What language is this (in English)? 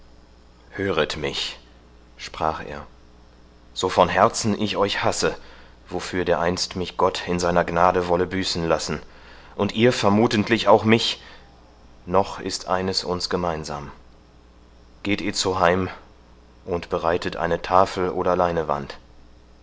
German